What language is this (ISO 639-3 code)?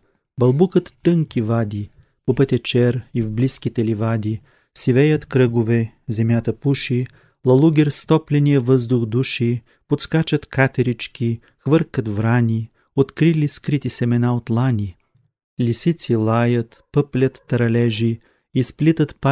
bul